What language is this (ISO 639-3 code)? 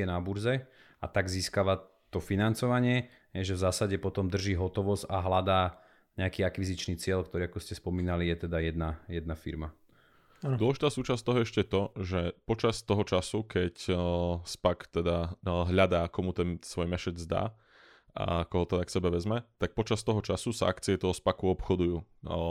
slk